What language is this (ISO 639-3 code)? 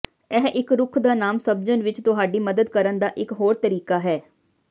pan